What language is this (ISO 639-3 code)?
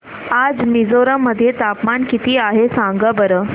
mar